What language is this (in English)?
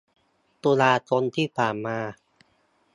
Thai